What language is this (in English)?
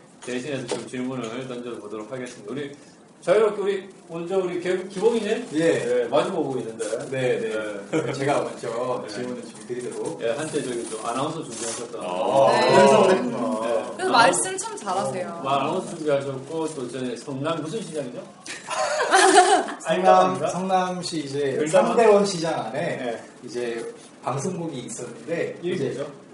Korean